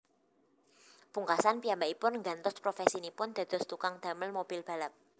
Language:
Javanese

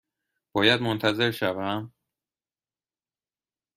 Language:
Persian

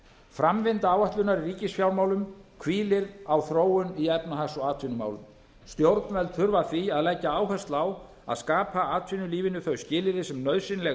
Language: Icelandic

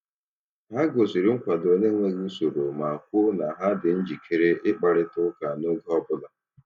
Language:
Igbo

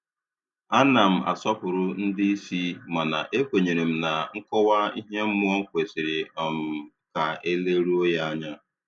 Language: Igbo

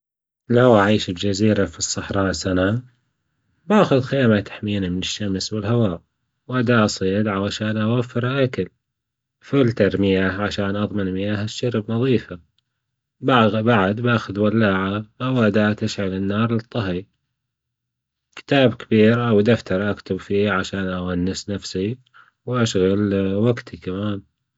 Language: Gulf Arabic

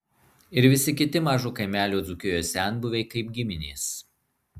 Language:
Lithuanian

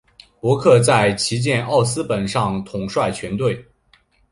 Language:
Chinese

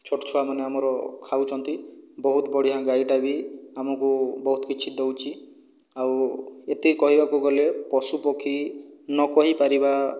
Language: Odia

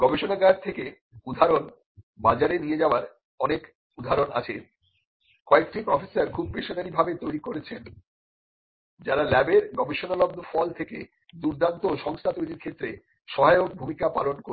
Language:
Bangla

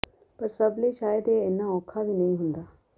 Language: Punjabi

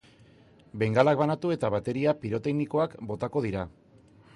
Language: Basque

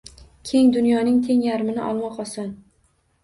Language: Uzbek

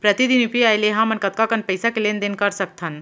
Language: Chhattisgarhi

